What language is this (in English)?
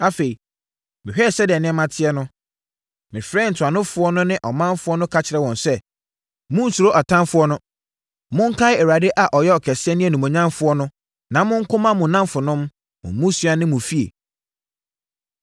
Akan